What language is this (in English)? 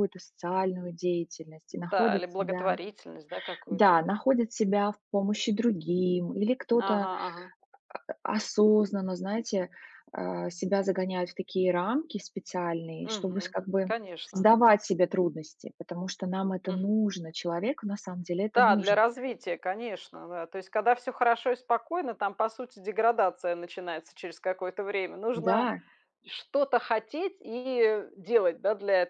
Russian